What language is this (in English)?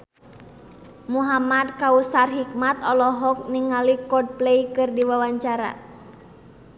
Sundanese